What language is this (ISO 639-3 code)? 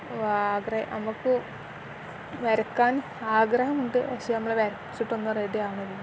mal